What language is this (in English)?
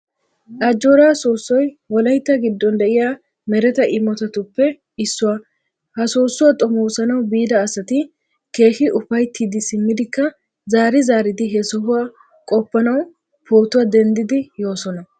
Wolaytta